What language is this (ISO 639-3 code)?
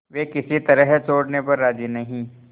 hin